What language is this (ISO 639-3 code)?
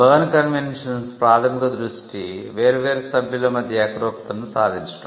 tel